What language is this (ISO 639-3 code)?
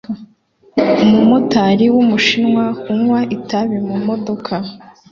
kin